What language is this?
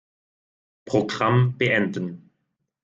German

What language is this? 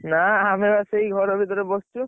Odia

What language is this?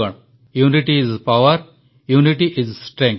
Odia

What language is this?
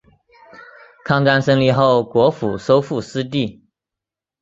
Chinese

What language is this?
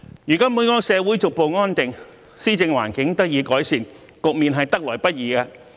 Cantonese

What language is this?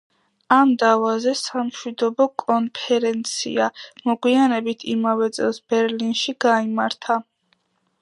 Georgian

